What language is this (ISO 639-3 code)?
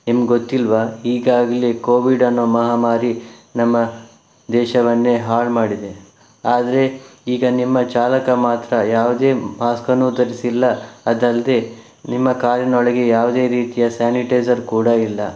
kan